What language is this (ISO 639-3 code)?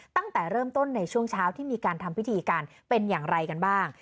tha